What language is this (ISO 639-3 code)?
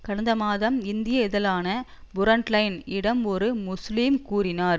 tam